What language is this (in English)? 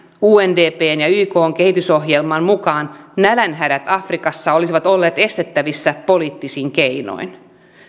Finnish